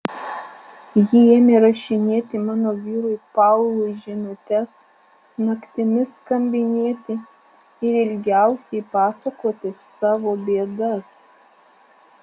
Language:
Lithuanian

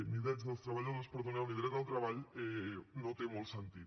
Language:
Catalan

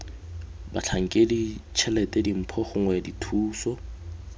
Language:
Tswana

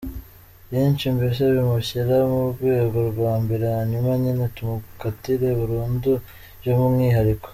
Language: Kinyarwanda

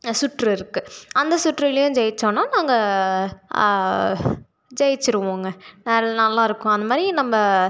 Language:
Tamil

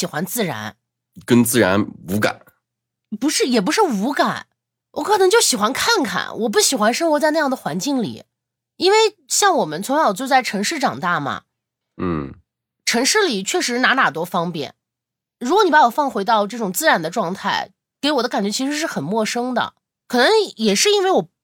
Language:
Chinese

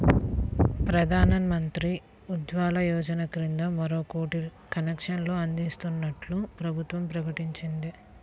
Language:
Telugu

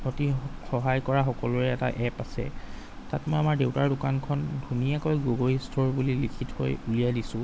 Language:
Assamese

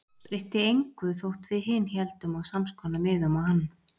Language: Icelandic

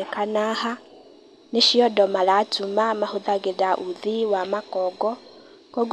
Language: Kikuyu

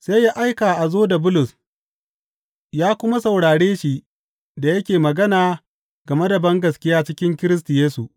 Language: Hausa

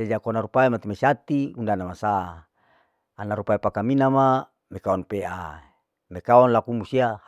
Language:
Larike-Wakasihu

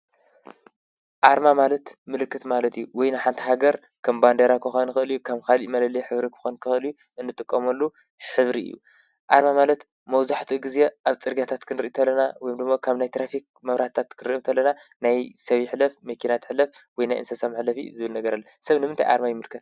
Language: Tigrinya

